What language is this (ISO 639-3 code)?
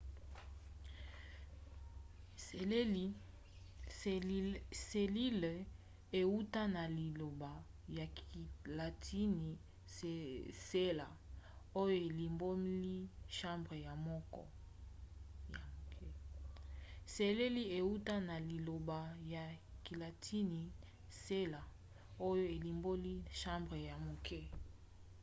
lin